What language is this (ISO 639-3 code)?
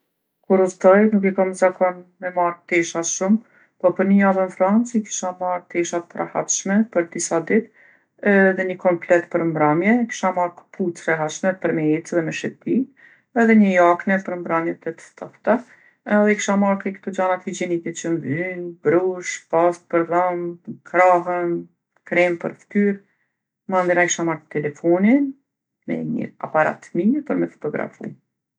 aln